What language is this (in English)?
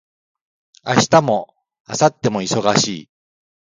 Japanese